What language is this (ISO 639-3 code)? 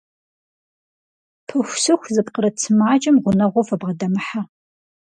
kbd